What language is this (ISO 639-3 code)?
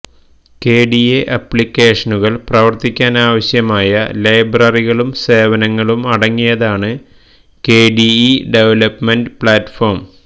mal